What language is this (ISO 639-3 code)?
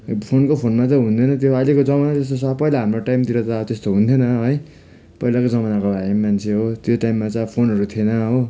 nep